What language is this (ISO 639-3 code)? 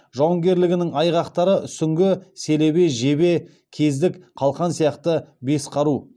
kaz